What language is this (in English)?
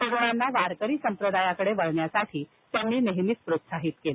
Marathi